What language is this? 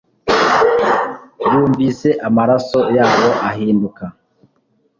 Kinyarwanda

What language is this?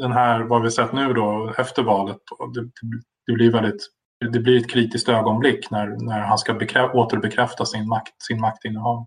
Swedish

